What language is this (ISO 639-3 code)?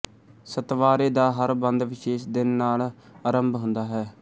pan